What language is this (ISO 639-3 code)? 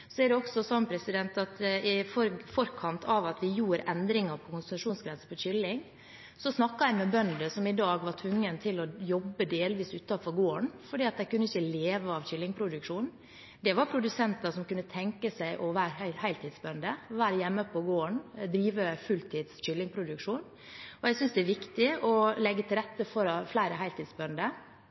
nob